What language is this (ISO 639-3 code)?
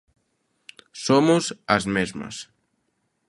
glg